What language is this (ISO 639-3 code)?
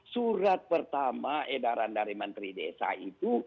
ind